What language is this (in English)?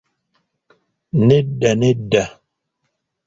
Ganda